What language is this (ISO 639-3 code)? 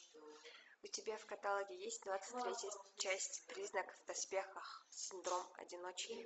rus